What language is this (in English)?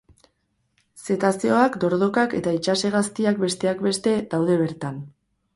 Basque